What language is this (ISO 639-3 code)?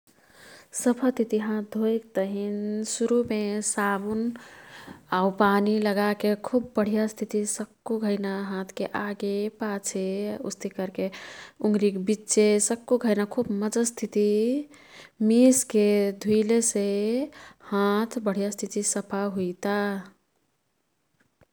tkt